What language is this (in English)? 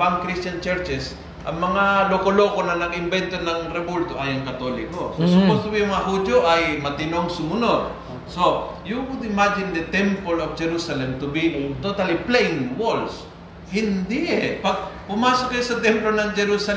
Filipino